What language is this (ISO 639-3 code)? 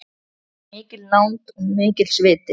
isl